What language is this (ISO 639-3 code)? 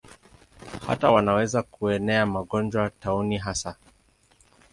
swa